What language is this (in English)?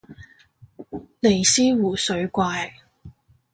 Cantonese